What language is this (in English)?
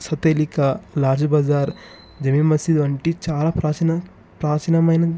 Telugu